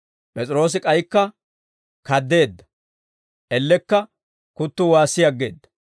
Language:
Dawro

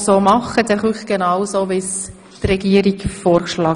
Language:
Swiss German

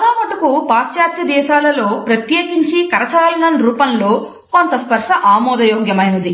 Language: Telugu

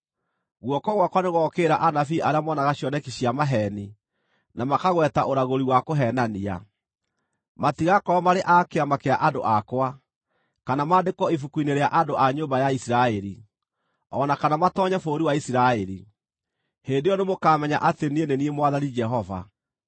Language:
Kikuyu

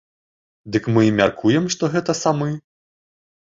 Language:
Belarusian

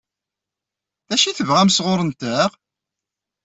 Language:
Kabyle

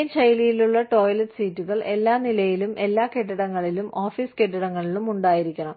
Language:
Malayalam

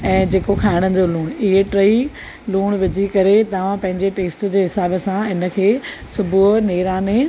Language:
Sindhi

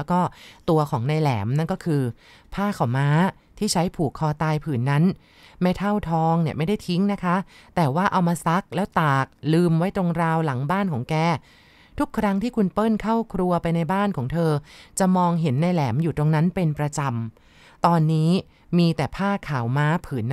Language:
Thai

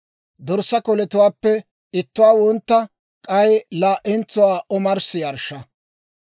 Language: Dawro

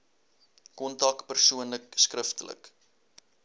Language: Afrikaans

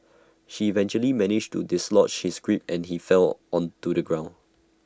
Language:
English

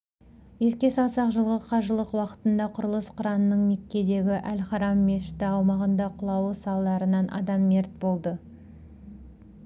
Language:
Kazakh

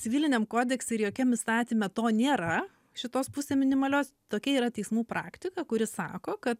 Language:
Lithuanian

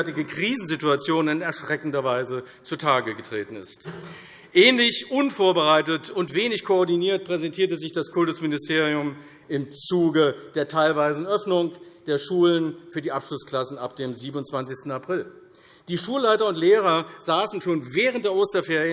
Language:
German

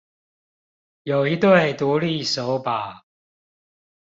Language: Chinese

